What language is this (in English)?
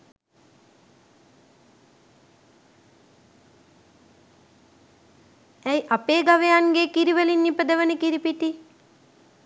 Sinhala